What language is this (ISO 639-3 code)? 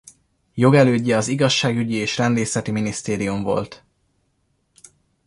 hun